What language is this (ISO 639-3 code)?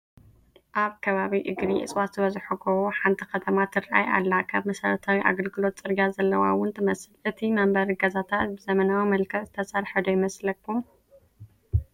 tir